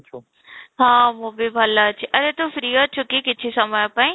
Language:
Odia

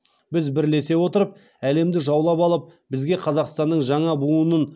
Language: Kazakh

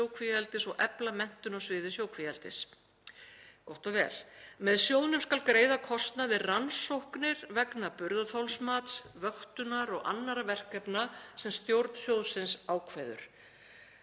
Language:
Icelandic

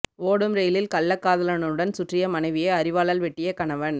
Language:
Tamil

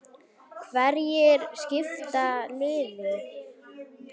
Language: Icelandic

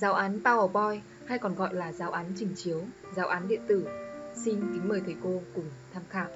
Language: Vietnamese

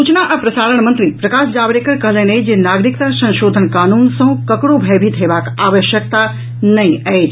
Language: Maithili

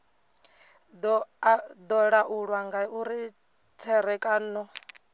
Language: Venda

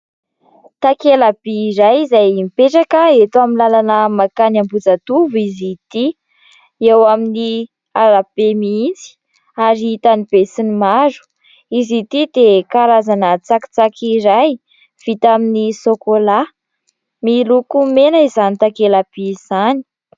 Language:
Malagasy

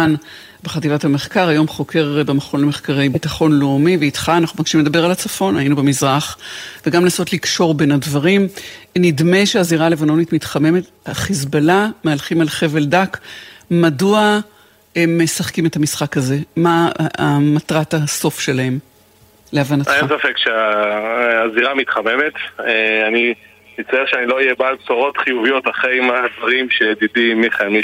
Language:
Hebrew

